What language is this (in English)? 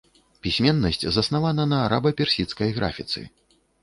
Belarusian